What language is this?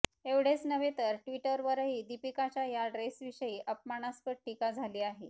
Marathi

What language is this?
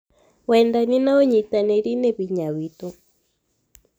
Kikuyu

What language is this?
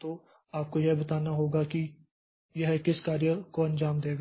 Hindi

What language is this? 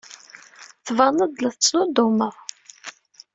Kabyle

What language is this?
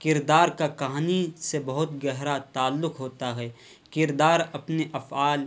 Urdu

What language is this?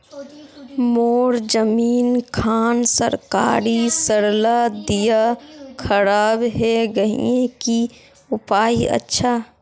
Magahi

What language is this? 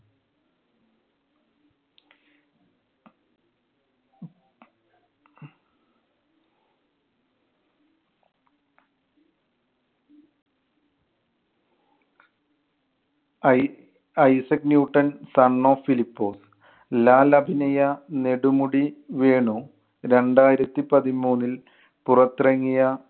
Malayalam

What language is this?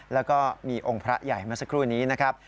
Thai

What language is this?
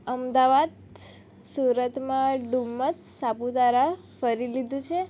Gujarati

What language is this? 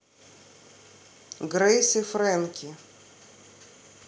Russian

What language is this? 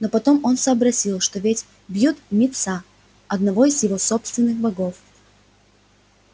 Russian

